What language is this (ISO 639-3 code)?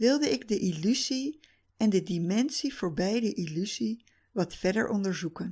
nld